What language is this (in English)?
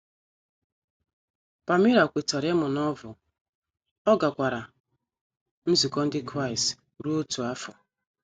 Igbo